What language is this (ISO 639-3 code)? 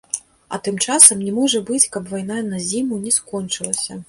bel